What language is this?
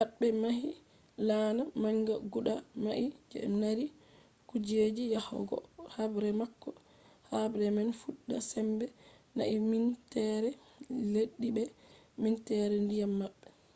Fula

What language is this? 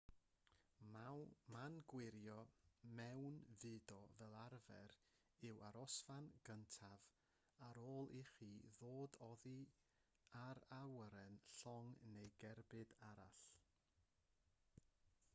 Welsh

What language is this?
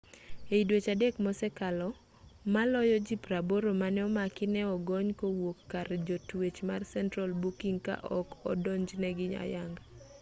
Luo (Kenya and Tanzania)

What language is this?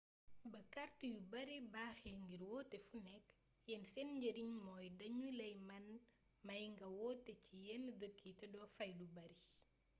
Wolof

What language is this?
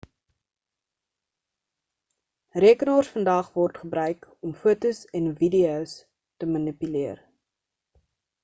Afrikaans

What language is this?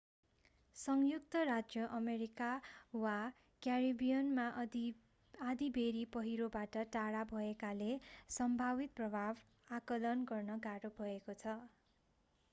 Nepali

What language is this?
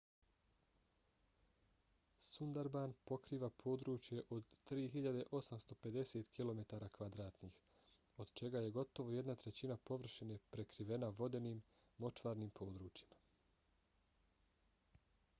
Bosnian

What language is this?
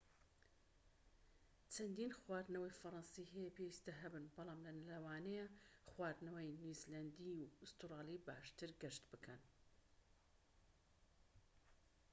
Central Kurdish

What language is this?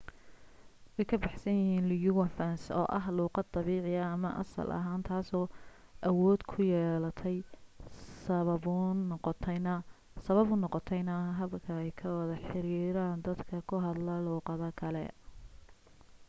Somali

